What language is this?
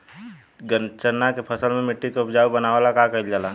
Bhojpuri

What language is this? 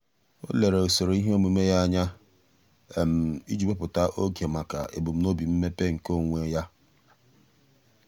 Igbo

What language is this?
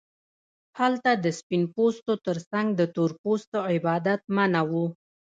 Pashto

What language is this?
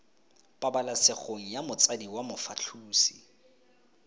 Tswana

